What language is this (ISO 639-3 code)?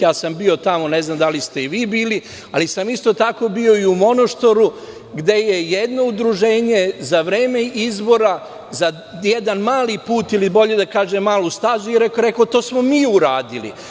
srp